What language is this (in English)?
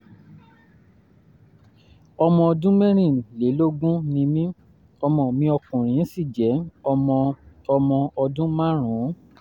Yoruba